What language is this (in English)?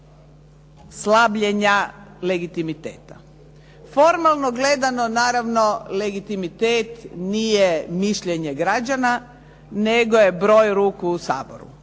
Croatian